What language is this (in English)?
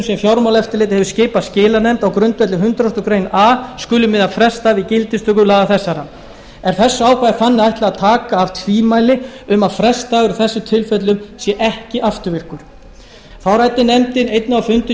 Icelandic